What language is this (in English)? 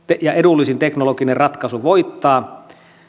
Finnish